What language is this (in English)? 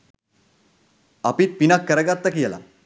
Sinhala